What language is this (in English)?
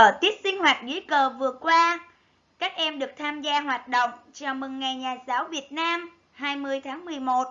Vietnamese